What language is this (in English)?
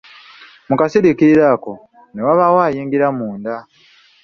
Ganda